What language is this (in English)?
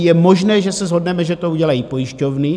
Czech